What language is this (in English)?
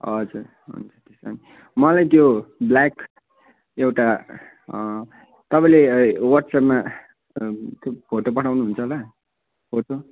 Nepali